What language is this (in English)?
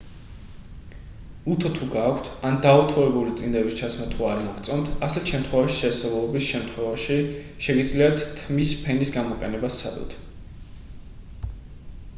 Georgian